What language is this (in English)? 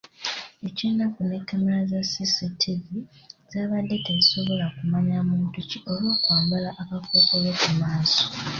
Ganda